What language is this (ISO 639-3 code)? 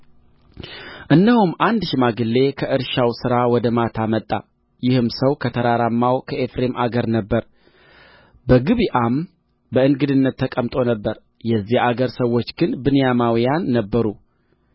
amh